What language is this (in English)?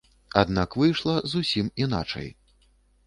Belarusian